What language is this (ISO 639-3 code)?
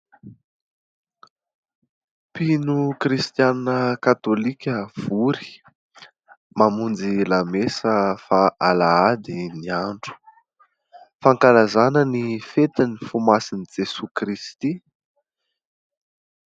mlg